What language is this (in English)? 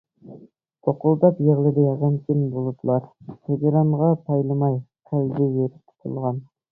Uyghur